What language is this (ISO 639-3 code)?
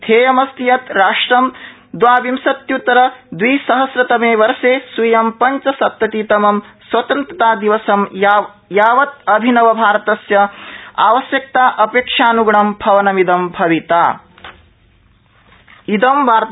san